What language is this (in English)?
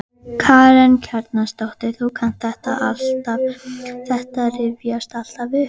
Icelandic